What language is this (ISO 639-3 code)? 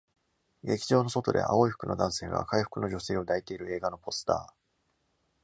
jpn